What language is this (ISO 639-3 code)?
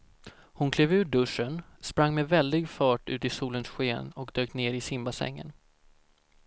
swe